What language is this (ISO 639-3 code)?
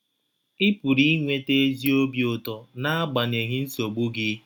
ibo